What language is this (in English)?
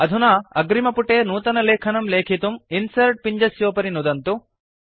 Sanskrit